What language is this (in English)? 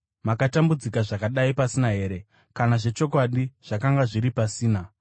Shona